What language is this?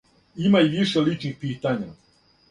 Serbian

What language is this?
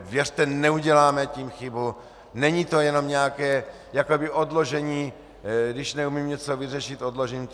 Czech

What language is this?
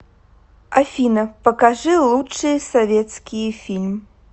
Russian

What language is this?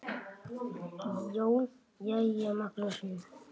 Icelandic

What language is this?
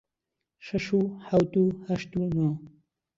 Central Kurdish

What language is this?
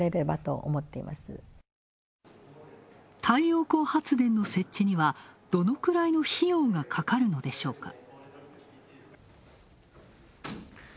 Japanese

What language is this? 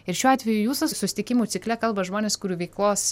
Lithuanian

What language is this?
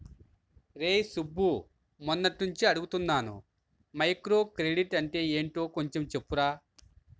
Telugu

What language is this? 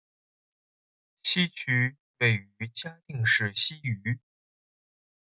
Chinese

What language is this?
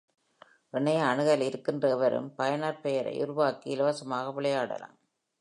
Tamil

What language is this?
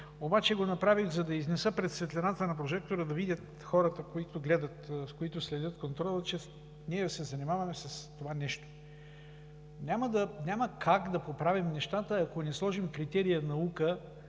Bulgarian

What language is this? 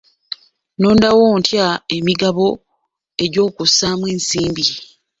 Ganda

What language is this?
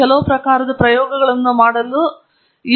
Kannada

